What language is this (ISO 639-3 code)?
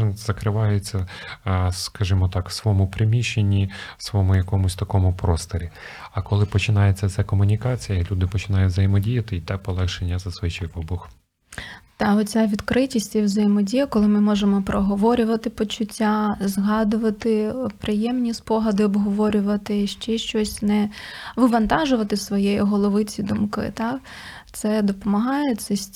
ukr